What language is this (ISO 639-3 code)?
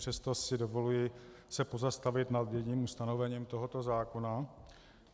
ces